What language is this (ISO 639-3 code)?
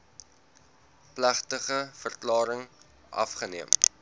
afr